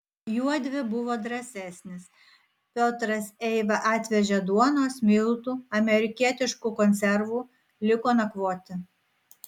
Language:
Lithuanian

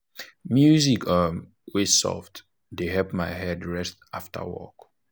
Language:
Nigerian Pidgin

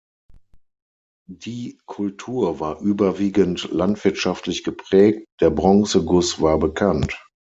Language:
German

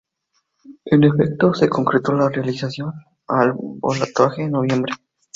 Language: Spanish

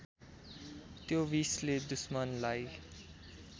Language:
Nepali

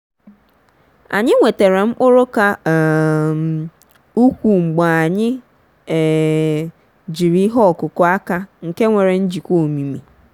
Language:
Igbo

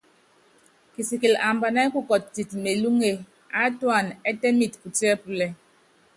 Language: Yangben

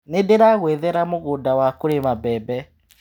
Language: Kikuyu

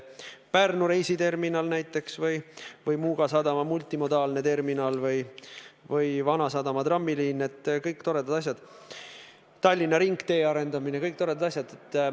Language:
Estonian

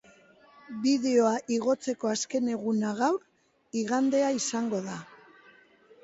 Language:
Basque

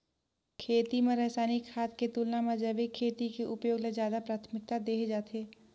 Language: Chhattisgarhi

